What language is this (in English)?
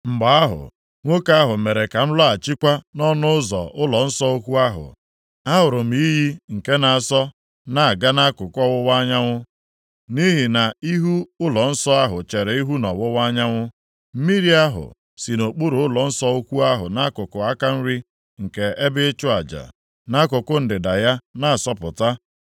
Igbo